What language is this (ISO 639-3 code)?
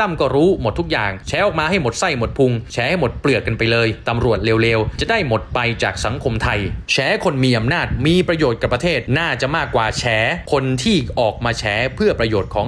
tha